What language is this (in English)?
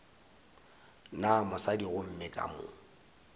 Northern Sotho